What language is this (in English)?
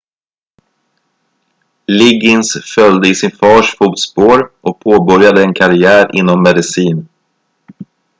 Swedish